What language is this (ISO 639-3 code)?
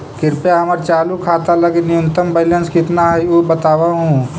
mag